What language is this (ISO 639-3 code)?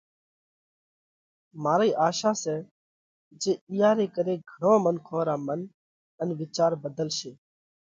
kvx